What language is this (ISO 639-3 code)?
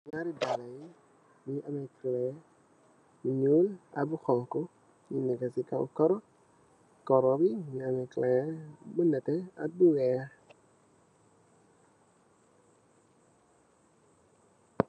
wol